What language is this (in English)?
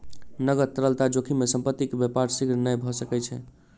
Maithili